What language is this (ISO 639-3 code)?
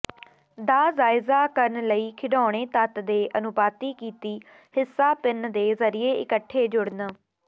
pan